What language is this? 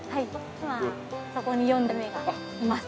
Japanese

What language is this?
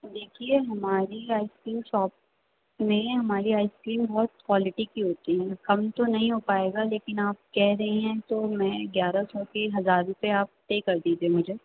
Urdu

